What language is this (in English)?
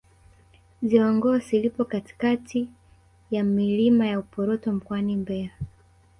Swahili